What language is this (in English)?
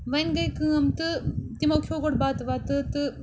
Kashmiri